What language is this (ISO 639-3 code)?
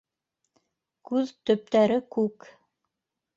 bak